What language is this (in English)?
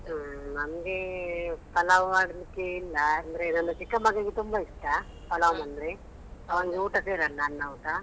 Kannada